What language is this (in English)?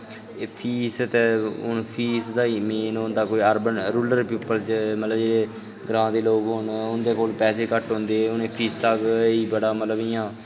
Dogri